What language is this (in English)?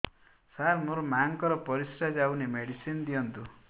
Odia